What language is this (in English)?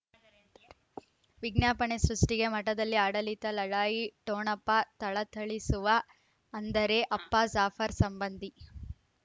Kannada